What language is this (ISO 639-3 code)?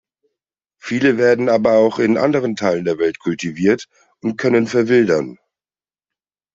deu